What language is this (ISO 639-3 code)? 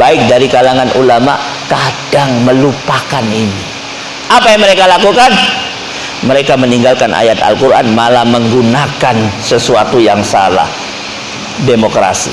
ind